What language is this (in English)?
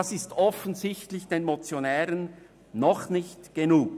Swiss German